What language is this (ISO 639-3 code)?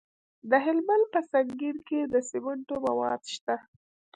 pus